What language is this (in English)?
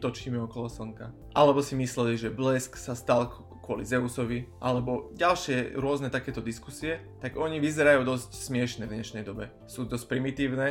Slovak